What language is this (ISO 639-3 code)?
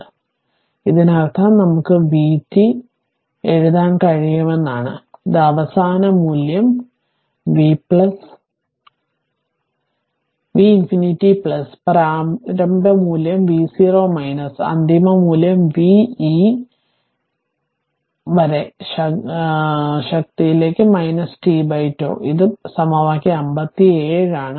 mal